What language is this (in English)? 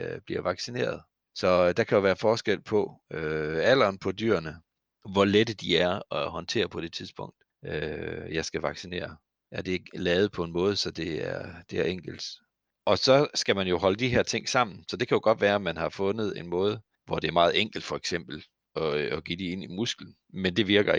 Danish